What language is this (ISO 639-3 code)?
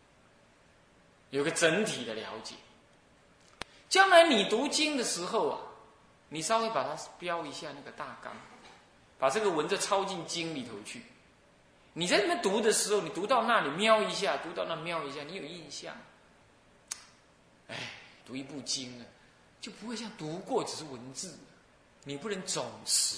zho